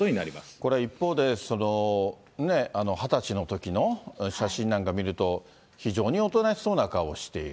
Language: Japanese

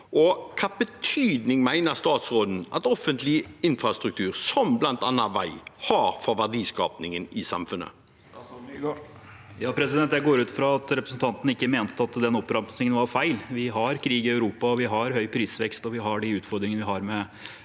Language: Norwegian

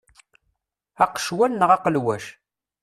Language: Kabyle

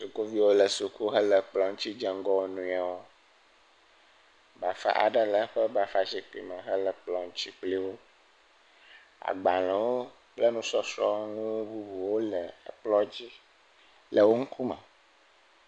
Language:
Ewe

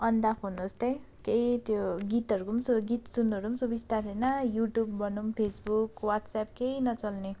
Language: Nepali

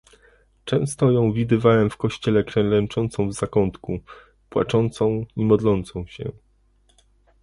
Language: Polish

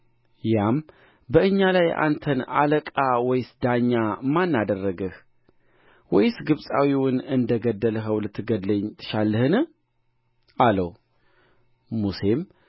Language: Amharic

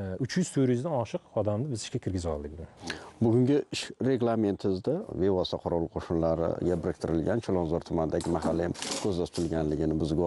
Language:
Turkish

